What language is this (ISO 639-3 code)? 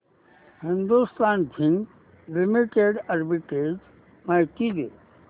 mar